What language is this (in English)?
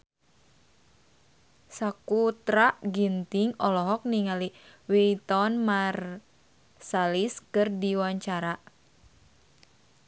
Sundanese